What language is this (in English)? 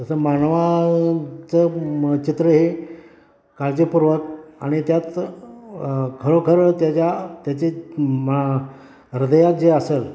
Marathi